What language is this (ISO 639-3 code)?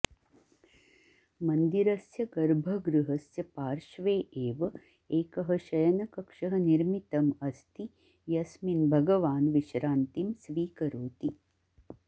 san